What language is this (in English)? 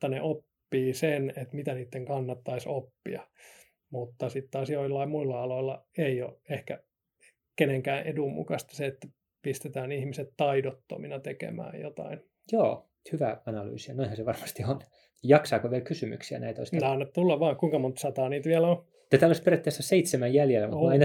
Finnish